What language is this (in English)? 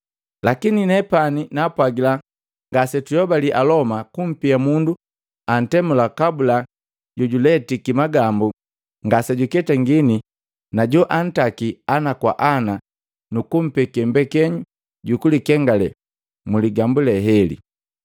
Matengo